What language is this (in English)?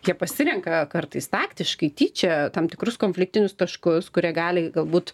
Lithuanian